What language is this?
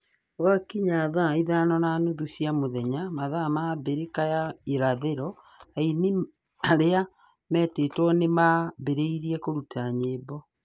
Kikuyu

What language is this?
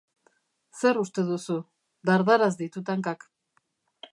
Basque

